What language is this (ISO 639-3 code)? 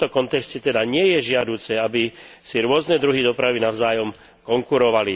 slk